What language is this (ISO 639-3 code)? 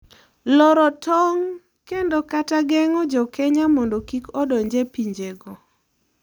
luo